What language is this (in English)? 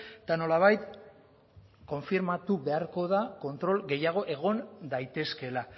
Basque